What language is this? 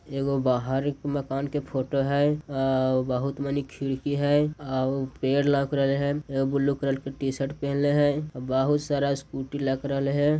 Magahi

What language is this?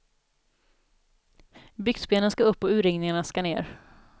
Swedish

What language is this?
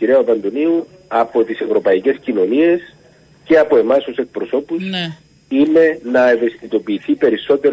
Greek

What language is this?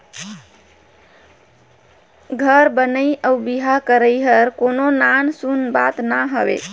Chhattisgarhi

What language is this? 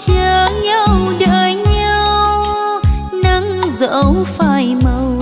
Vietnamese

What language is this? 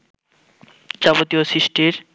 Bangla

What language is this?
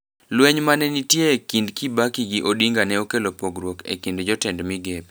Luo (Kenya and Tanzania)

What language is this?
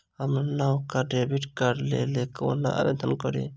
Maithili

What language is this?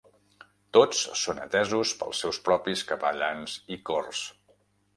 Catalan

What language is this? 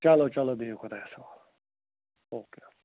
Kashmiri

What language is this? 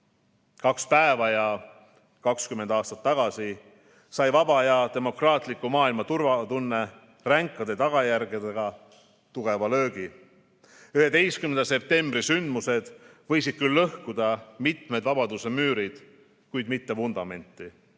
Estonian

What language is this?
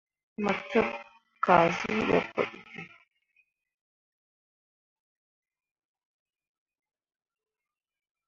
Mundang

